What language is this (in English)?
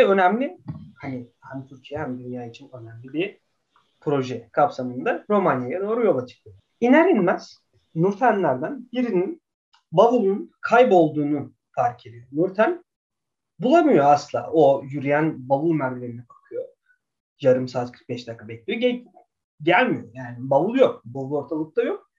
Turkish